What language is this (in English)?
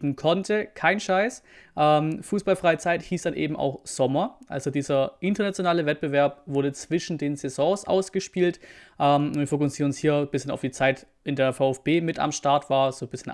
German